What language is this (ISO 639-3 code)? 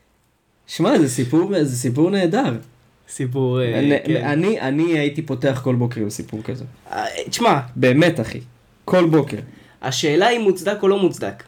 heb